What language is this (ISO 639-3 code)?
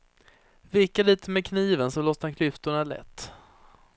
swe